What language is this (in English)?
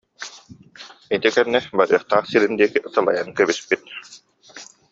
Yakut